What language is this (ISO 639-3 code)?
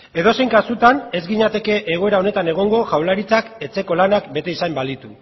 eus